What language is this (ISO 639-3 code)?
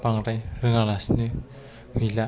brx